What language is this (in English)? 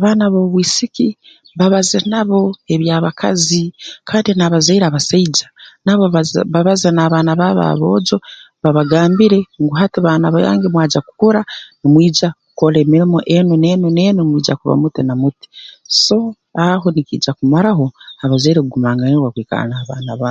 Tooro